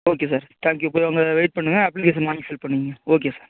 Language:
Tamil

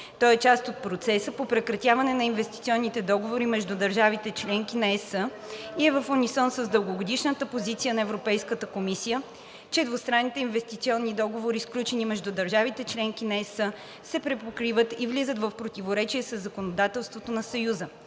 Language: Bulgarian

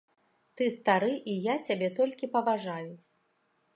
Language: Belarusian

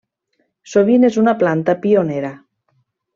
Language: Catalan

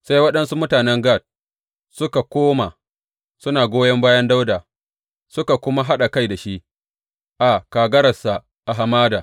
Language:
Hausa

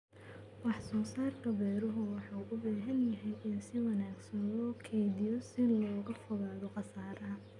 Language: Somali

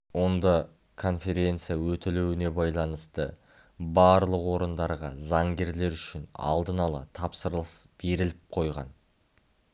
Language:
Kazakh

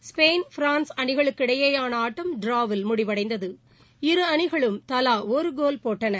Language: Tamil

